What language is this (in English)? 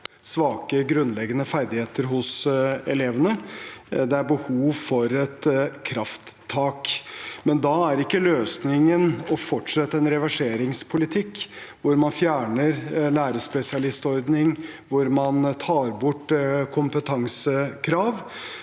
Norwegian